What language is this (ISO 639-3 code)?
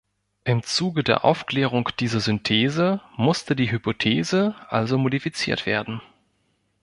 deu